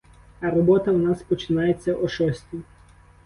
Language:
Ukrainian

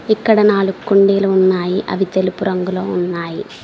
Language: Telugu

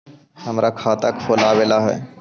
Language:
Magahi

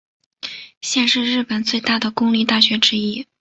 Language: Chinese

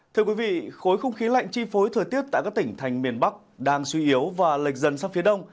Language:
Vietnamese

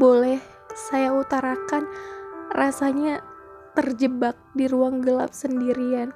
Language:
Indonesian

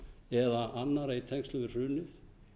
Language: Icelandic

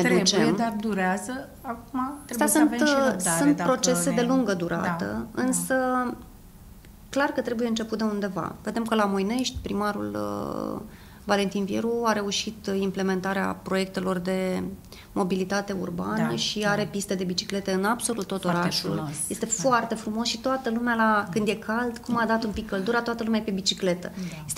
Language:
Romanian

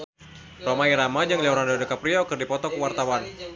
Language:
Sundanese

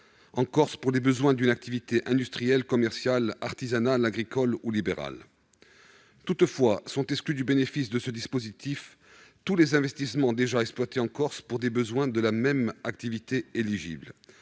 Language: French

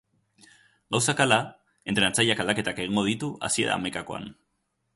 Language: Basque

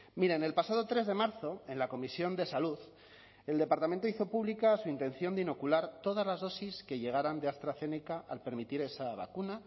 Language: Spanish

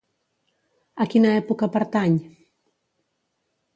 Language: Catalan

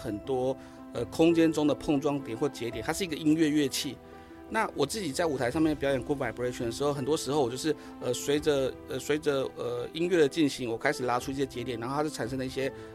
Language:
Chinese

